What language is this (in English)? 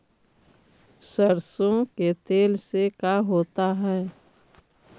Magahi